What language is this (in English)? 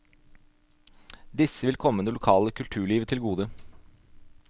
Norwegian